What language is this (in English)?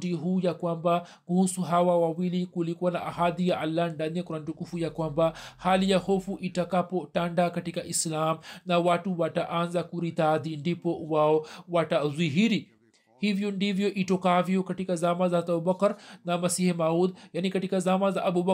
Swahili